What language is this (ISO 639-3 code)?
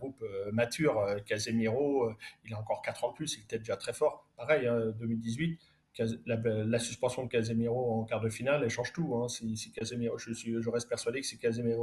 fra